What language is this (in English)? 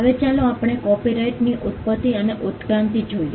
Gujarati